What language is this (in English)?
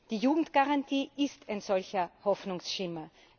German